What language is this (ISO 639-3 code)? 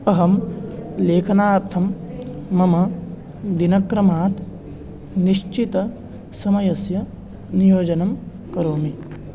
san